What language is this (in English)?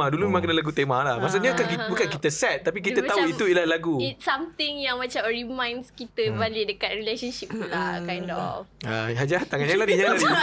Malay